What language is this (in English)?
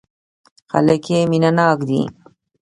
Pashto